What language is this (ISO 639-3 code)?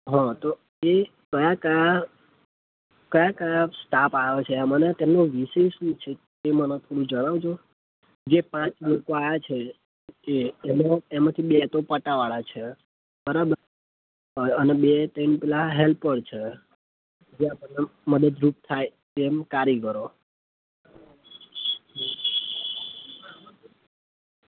guj